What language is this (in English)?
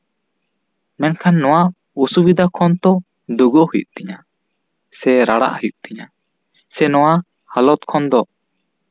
Santali